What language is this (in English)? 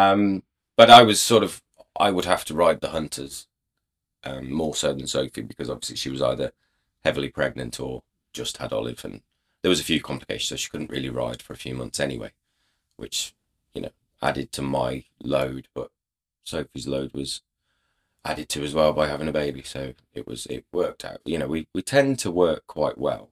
English